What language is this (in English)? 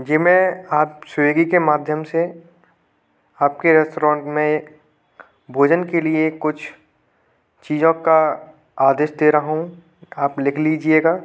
Hindi